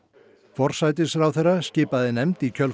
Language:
Icelandic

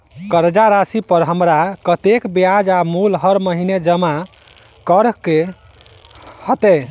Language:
Maithili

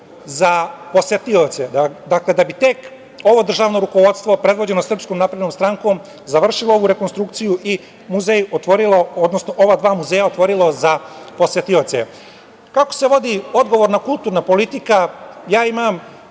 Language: Serbian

